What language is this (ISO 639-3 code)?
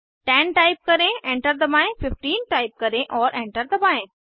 hin